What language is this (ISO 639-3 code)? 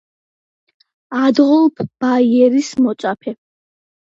kat